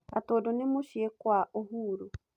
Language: Kikuyu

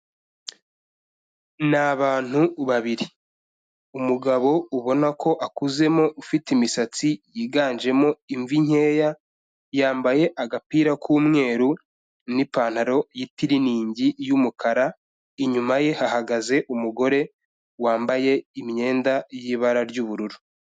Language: Kinyarwanda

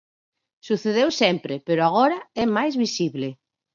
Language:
Galician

